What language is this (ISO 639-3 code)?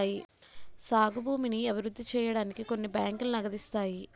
tel